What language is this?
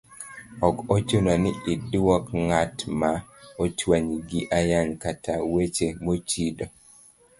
Luo (Kenya and Tanzania)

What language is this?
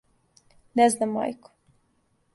Serbian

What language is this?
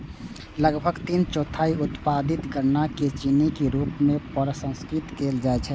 Maithili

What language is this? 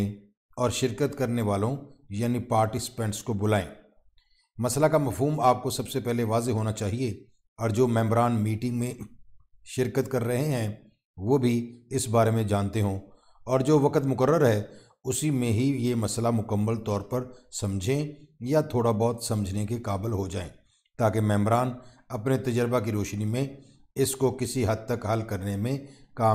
Hindi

